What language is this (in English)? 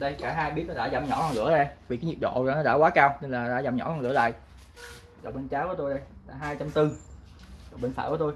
Vietnamese